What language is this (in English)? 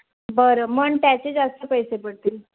Marathi